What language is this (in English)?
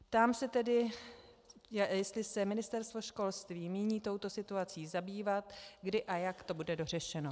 Czech